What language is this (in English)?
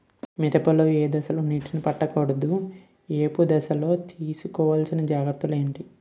Telugu